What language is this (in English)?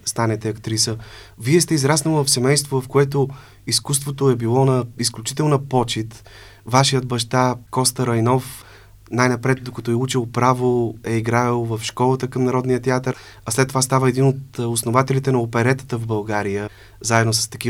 Bulgarian